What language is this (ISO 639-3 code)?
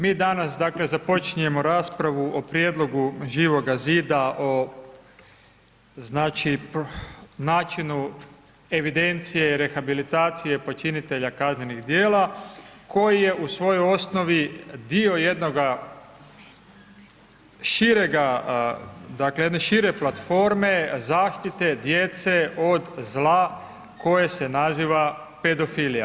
hrv